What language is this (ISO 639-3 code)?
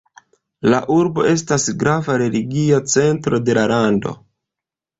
epo